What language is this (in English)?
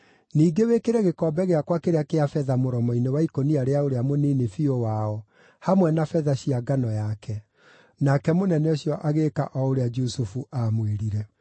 Kikuyu